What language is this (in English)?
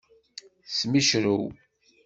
Kabyle